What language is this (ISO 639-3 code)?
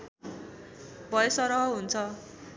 nep